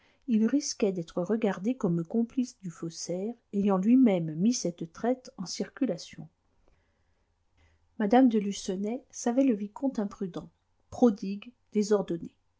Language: French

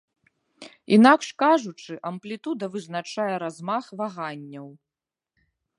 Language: Belarusian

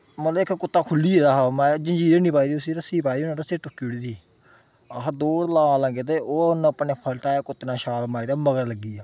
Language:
Dogri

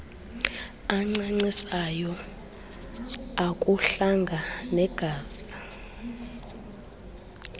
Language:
Xhosa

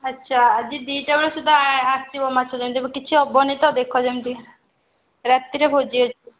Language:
Odia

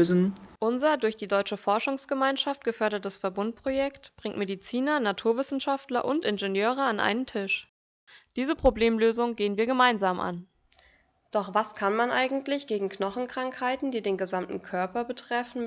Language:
German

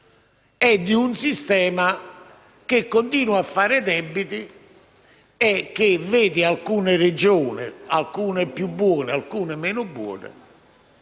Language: Italian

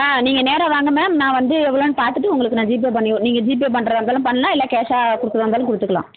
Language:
Tamil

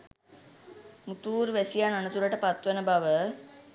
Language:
Sinhala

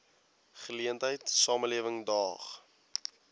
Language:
Afrikaans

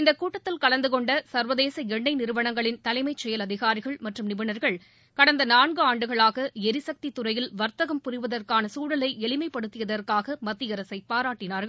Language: Tamil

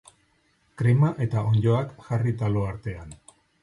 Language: Basque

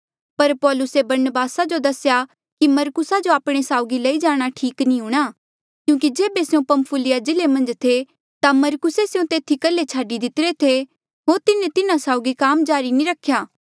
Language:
Mandeali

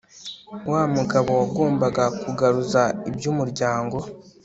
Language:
Kinyarwanda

